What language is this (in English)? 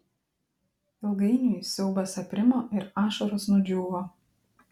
Lithuanian